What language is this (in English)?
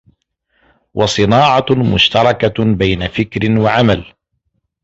Arabic